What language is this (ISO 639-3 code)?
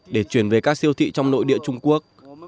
vie